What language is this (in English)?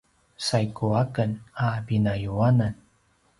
Paiwan